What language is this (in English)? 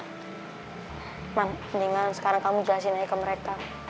Indonesian